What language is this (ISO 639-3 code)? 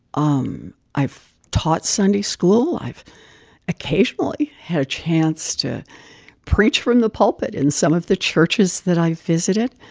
eng